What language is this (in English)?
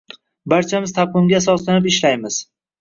Uzbek